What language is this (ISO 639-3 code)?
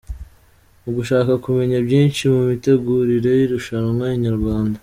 kin